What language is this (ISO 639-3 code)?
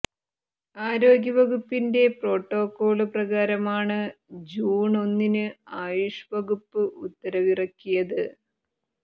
mal